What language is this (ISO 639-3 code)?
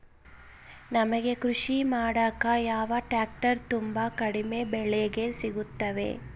kan